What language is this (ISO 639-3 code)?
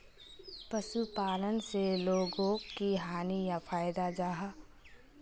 mag